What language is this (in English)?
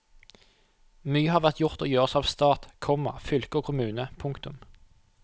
Norwegian